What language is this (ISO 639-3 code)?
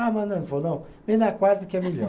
por